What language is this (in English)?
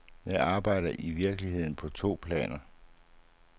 Danish